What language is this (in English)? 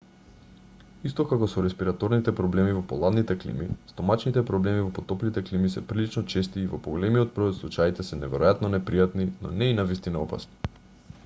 Macedonian